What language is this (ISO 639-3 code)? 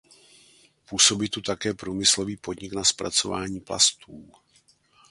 ces